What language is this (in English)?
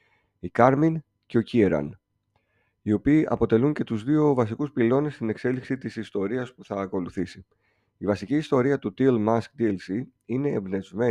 Greek